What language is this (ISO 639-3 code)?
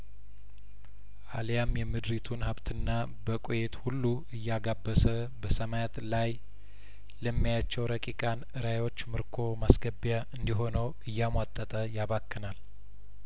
amh